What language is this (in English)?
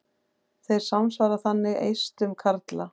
Icelandic